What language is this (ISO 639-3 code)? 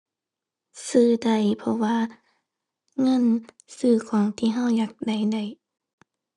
tha